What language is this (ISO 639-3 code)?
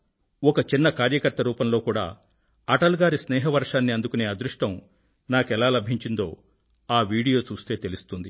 tel